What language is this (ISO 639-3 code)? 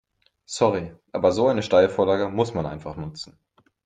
deu